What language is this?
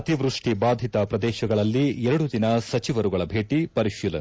Kannada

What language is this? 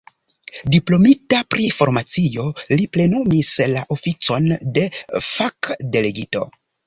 Esperanto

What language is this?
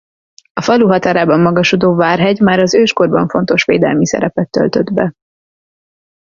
Hungarian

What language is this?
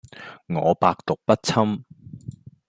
Cantonese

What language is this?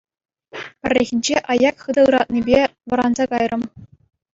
Chuvash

